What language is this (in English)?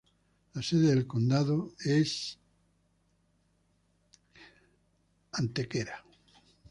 Spanish